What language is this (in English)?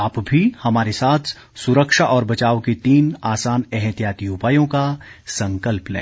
Hindi